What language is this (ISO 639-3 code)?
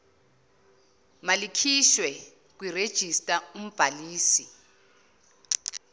zul